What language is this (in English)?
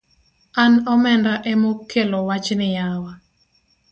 Luo (Kenya and Tanzania)